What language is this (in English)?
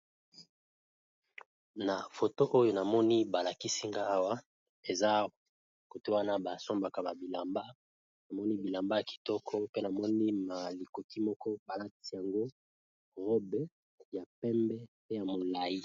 Lingala